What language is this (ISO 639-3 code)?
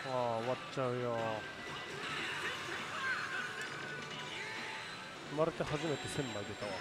jpn